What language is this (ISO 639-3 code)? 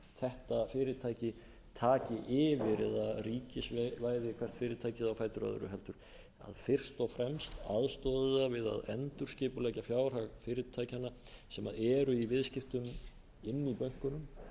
isl